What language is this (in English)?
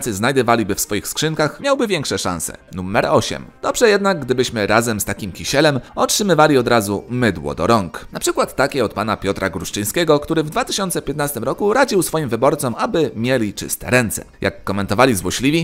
Polish